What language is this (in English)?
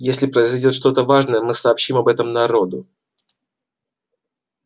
Russian